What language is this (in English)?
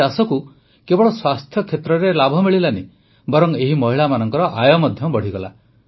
Odia